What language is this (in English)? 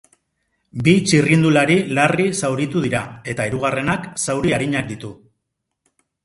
Basque